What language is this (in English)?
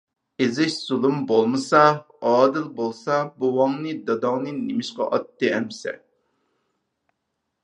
Uyghur